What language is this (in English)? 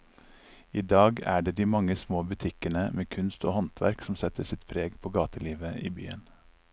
Norwegian